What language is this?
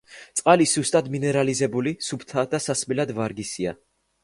Georgian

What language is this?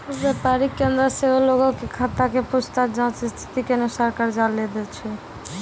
Maithili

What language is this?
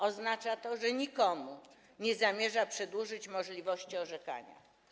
Polish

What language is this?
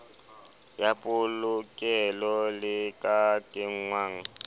Southern Sotho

